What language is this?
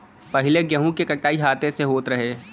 Bhojpuri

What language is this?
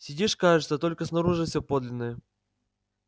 Russian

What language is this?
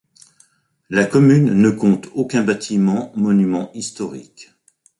French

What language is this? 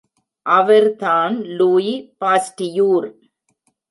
Tamil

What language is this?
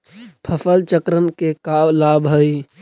Magahi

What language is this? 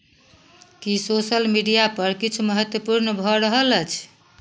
Maithili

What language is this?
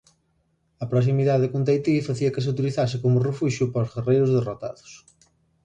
Galician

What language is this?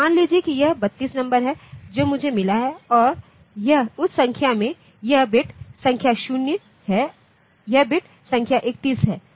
Hindi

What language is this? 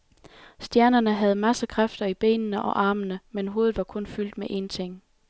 Danish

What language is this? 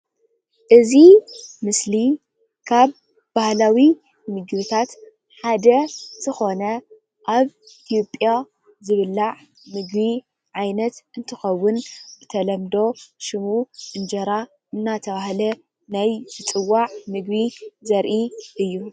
Tigrinya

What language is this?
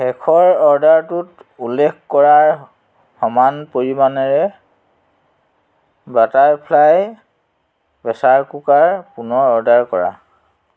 Assamese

